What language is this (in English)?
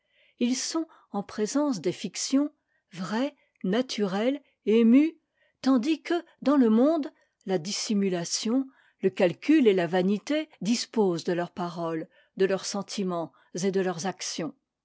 French